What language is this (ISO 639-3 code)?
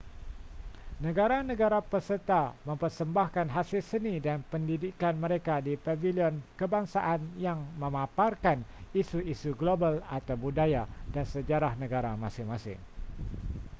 msa